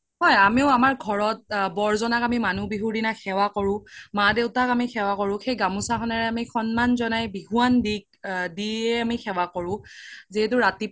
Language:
Assamese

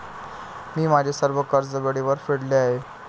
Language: Marathi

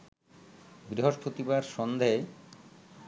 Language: Bangla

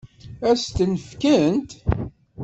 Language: Kabyle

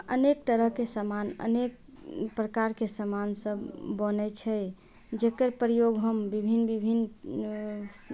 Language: Maithili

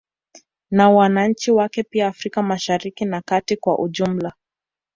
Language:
Swahili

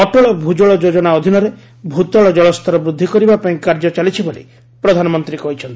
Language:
Odia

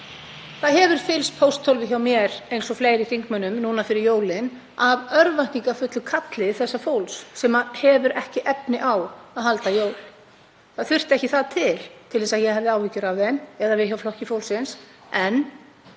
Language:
Icelandic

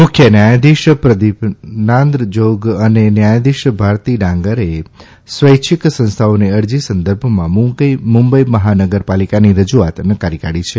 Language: Gujarati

